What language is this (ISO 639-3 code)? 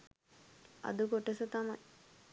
sin